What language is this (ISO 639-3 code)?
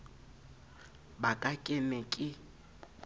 sot